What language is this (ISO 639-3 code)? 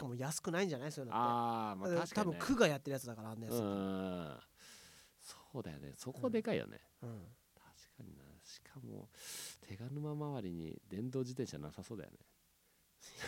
jpn